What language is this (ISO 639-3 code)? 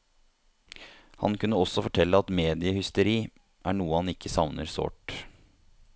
nor